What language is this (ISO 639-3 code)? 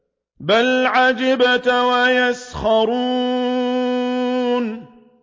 ara